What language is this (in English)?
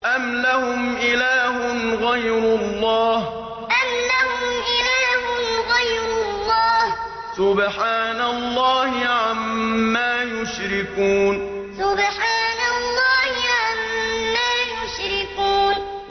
Arabic